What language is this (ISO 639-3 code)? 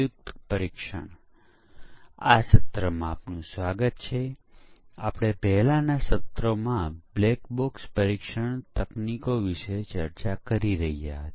guj